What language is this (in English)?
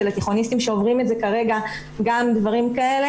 Hebrew